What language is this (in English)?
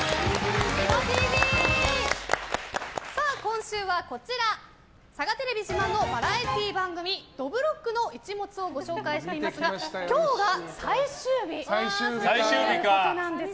Japanese